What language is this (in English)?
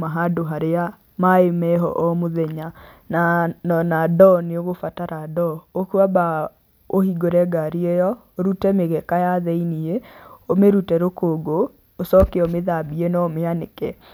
Kikuyu